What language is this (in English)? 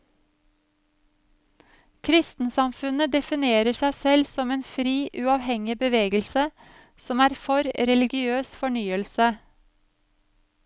Norwegian